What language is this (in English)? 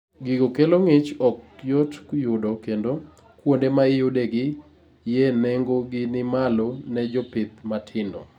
Luo (Kenya and Tanzania)